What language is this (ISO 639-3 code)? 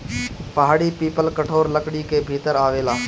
bho